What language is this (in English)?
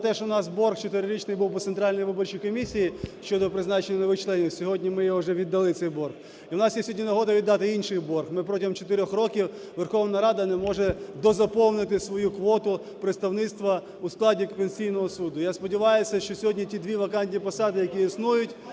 Ukrainian